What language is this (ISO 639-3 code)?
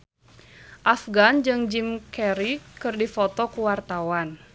sun